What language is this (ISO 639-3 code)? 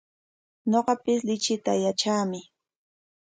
qwa